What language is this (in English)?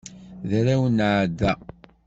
Kabyle